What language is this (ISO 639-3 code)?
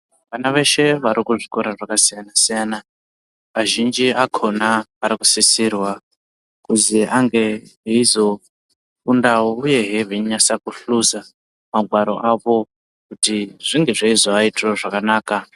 ndc